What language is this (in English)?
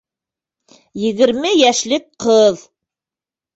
Bashkir